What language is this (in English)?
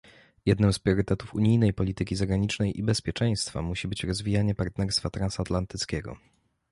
Polish